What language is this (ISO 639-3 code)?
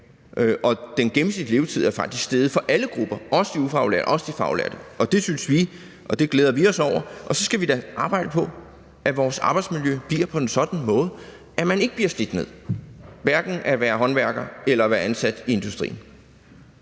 dan